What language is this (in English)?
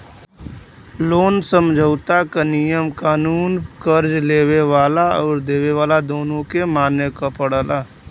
Bhojpuri